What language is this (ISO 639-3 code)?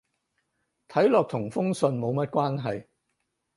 yue